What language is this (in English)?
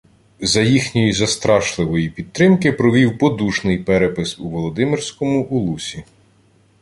Ukrainian